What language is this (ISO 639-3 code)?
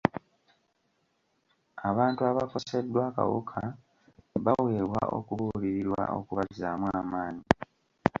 lug